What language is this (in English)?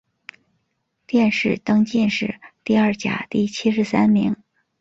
Chinese